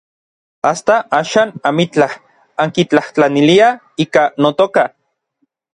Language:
Orizaba Nahuatl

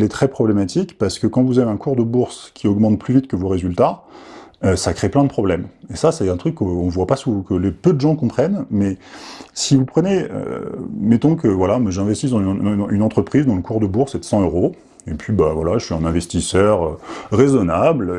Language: French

